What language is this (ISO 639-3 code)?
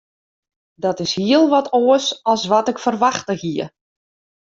fry